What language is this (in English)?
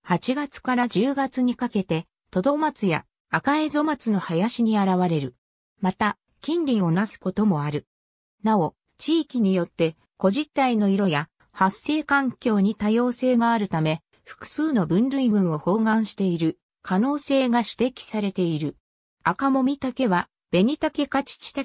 Japanese